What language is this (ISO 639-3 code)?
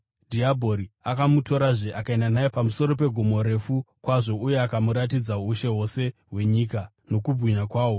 sna